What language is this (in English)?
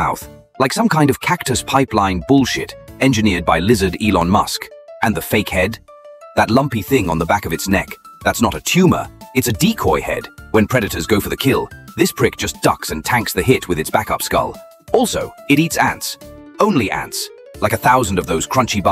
English